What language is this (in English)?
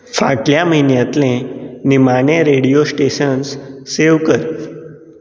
Konkani